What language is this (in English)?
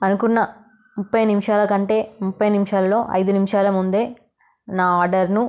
Telugu